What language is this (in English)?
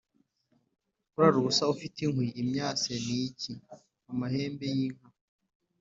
Kinyarwanda